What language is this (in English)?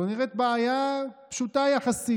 Hebrew